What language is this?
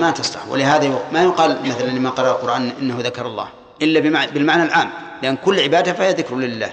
Arabic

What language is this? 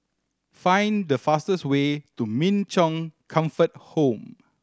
English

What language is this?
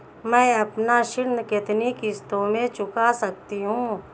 Hindi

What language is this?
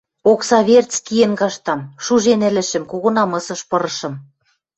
Western Mari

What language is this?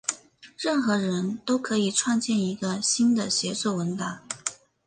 Chinese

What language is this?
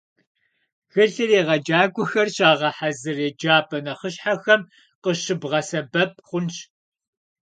Kabardian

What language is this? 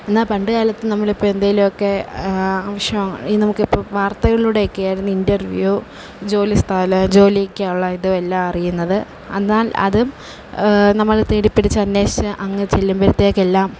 Malayalam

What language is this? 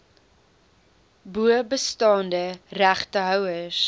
Afrikaans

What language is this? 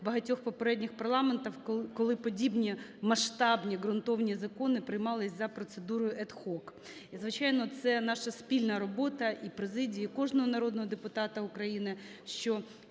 Ukrainian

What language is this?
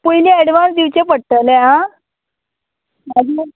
Konkani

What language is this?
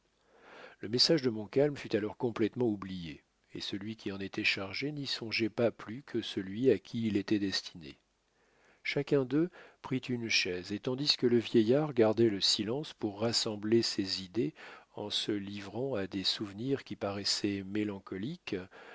French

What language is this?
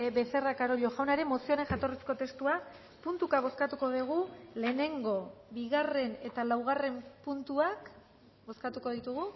Basque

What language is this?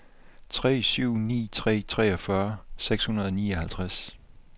Danish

